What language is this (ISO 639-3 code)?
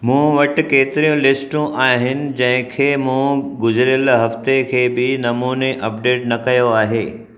snd